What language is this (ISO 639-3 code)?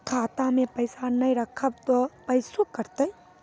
mai